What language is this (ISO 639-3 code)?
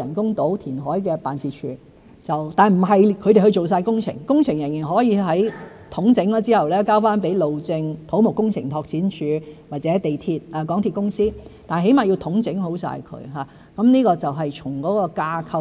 yue